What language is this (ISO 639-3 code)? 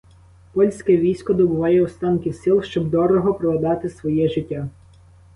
ukr